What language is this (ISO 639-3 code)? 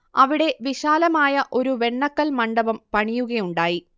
mal